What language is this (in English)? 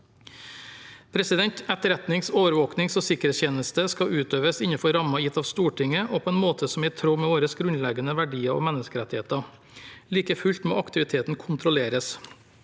Norwegian